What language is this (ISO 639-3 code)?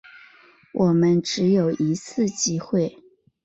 zho